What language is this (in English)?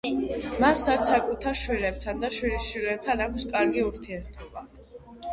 Georgian